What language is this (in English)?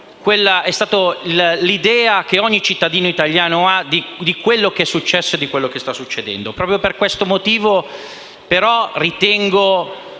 Italian